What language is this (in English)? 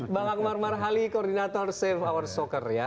Indonesian